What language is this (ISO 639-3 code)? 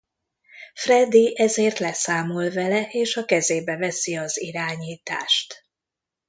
hun